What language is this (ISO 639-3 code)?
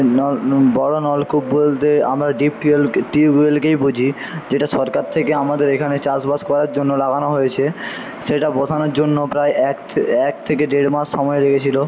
ben